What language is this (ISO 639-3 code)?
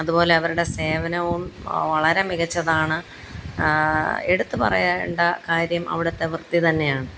mal